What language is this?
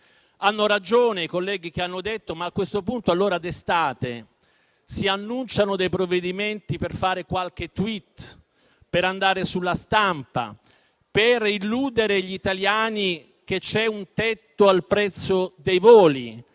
Italian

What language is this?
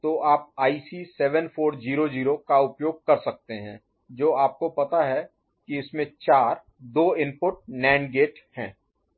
Hindi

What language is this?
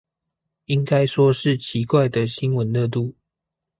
Chinese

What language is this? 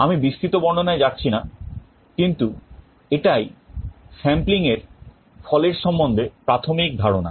Bangla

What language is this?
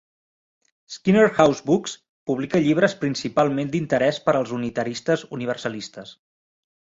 Catalan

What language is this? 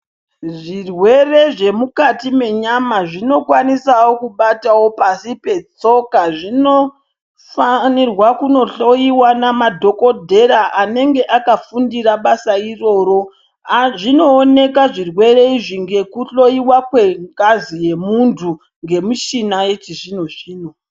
Ndau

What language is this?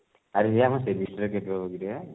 Odia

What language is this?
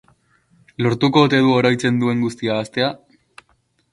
Basque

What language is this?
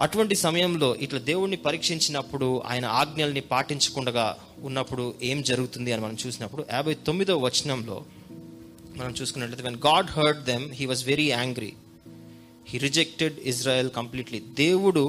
Telugu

